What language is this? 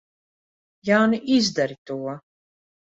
Latvian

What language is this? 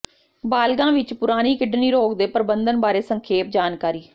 Punjabi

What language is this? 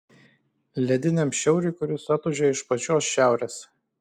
Lithuanian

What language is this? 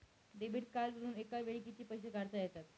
Marathi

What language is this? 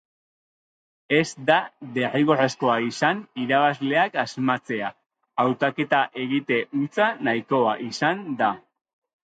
Basque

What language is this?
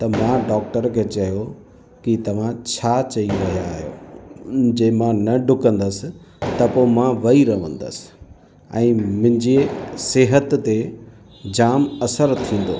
Sindhi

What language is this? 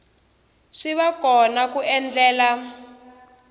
Tsonga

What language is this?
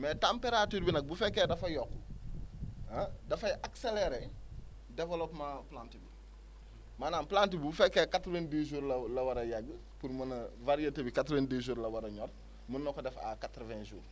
Wolof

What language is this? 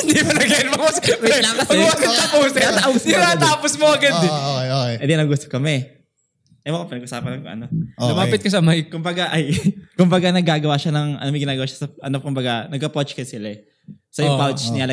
Filipino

